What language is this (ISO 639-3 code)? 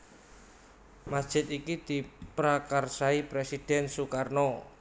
jav